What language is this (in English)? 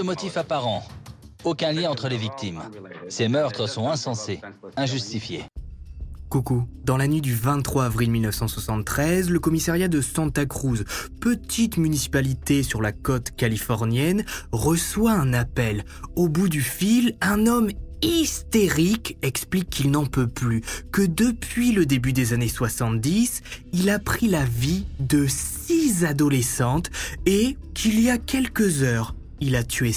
French